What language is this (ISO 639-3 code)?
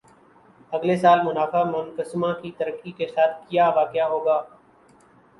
urd